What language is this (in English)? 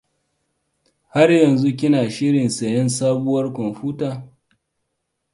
Hausa